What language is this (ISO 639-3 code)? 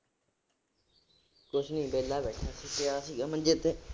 pan